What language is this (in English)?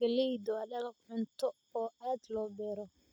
Somali